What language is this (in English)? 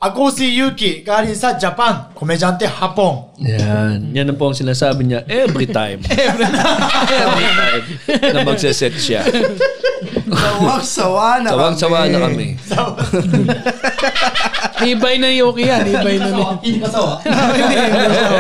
Filipino